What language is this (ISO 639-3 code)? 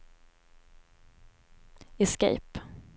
swe